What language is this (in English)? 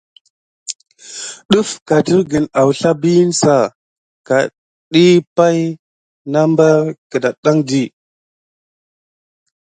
Gidar